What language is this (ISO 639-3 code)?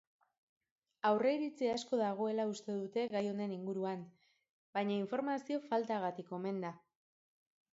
eus